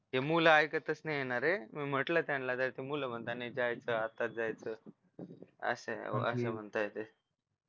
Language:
Marathi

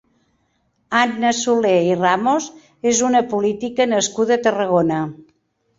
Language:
Catalan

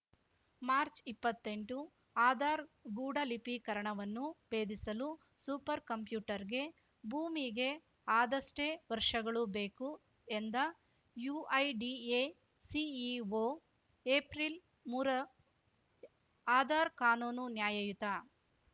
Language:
Kannada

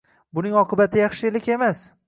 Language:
Uzbek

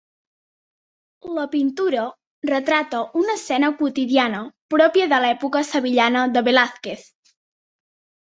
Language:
Catalan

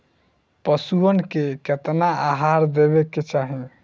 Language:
Bhojpuri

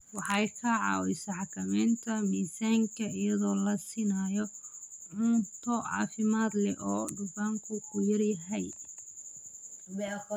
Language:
Somali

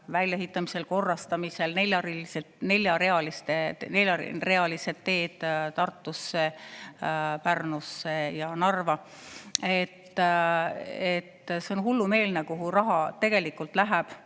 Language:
Estonian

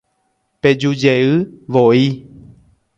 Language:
Guarani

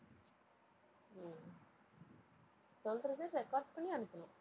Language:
Tamil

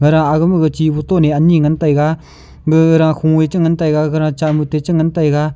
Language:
Wancho Naga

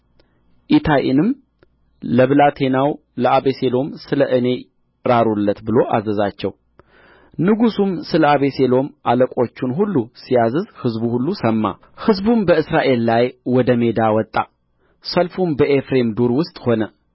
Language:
Amharic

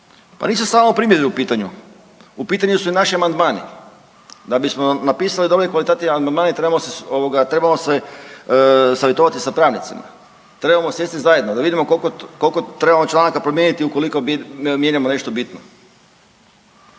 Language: Croatian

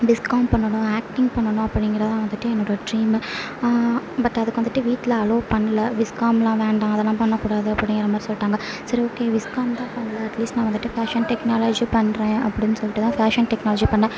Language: Tamil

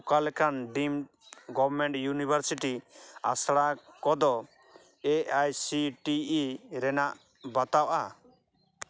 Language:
Santali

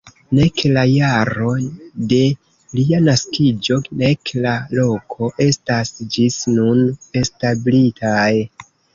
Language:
Esperanto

